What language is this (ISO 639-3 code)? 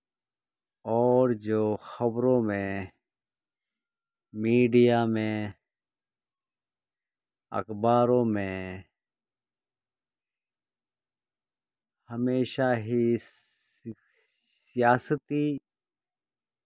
urd